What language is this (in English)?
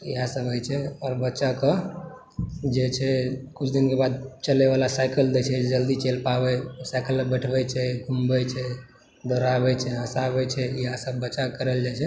Maithili